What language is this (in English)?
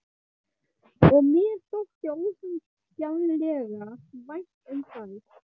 Icelandic